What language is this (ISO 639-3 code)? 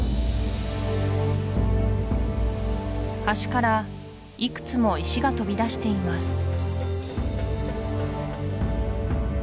jpn